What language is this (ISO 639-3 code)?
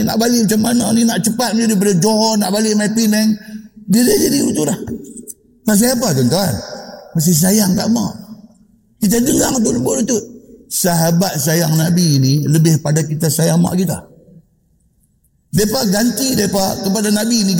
msa